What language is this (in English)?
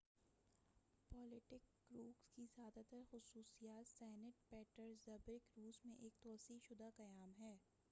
Urdu